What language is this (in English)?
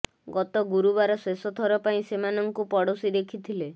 Odia